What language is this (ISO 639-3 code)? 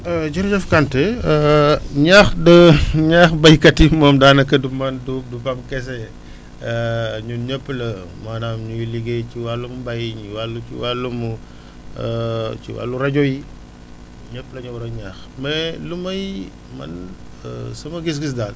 wol